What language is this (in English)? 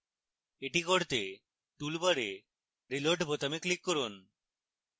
Bangla